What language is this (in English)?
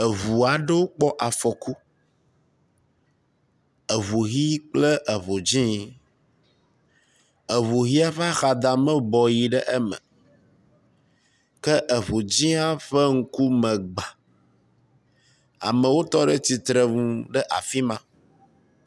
Ewe